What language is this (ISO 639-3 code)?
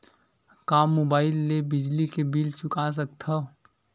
hne